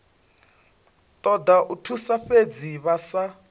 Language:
Venda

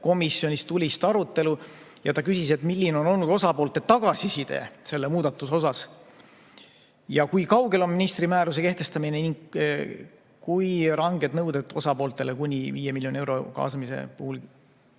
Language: Estonian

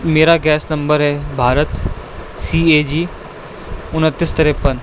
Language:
Urdu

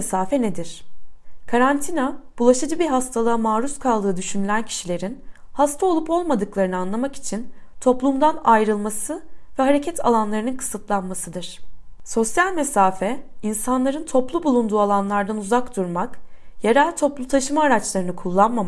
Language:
Turkish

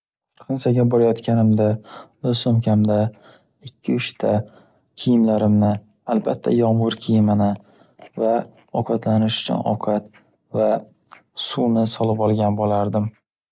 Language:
Uzbek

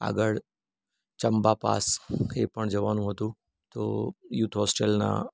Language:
Gujarati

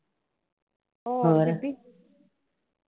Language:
Punjabi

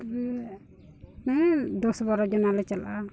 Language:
Santali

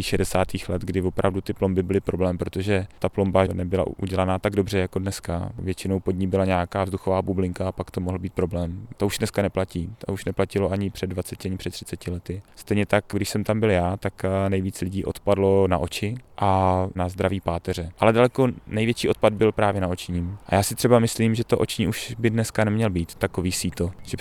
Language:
Czech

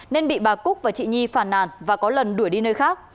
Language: Vietnamese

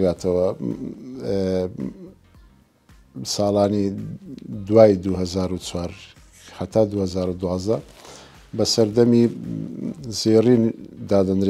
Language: Arabic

